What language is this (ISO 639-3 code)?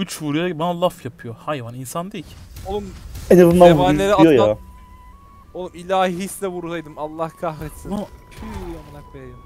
tur